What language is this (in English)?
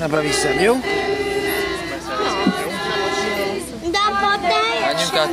Hungarian